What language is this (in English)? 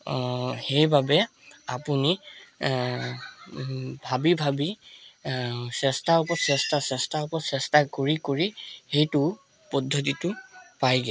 Assamese